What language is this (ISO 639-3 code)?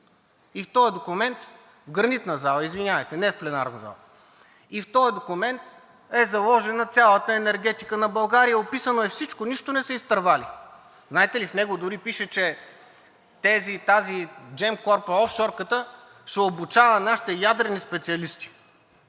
bul